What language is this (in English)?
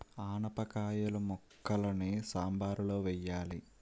Telugu